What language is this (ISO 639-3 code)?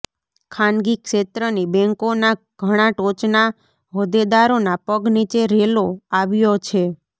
guj